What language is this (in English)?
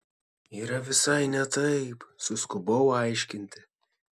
Lithuanian